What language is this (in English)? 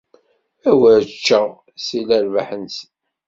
Kabyle